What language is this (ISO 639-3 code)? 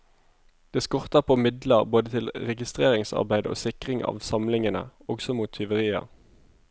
nor